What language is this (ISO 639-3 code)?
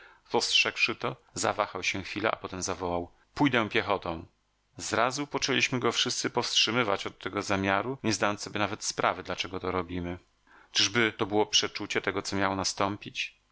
pol